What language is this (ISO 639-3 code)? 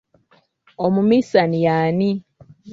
lug